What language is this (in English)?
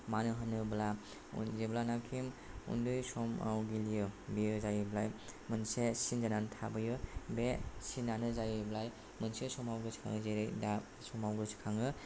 Bodo